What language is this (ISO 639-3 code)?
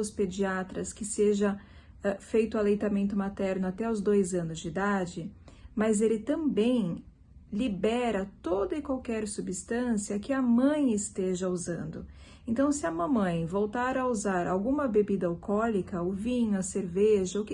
por